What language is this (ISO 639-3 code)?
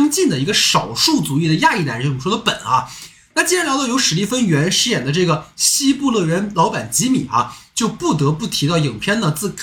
zho